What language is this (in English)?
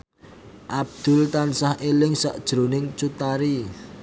Javanese